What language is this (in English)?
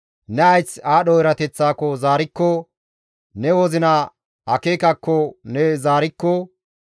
Gamo